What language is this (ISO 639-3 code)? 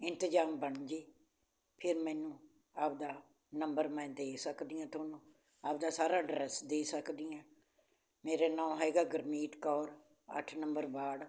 pan